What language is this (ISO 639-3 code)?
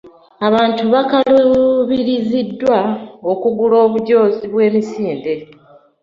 lug